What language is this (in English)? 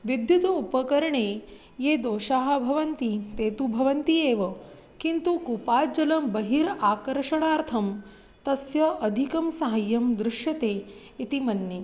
Sanskrit